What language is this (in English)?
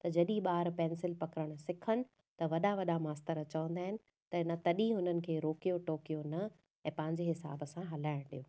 Sindhi